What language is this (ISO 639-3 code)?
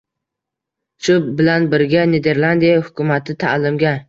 uzb